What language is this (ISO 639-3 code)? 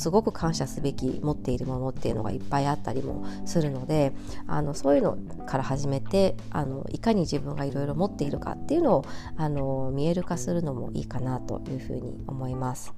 jpn